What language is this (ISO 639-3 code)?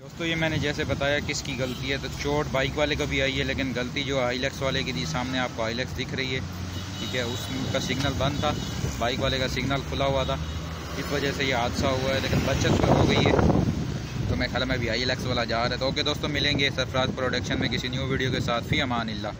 hin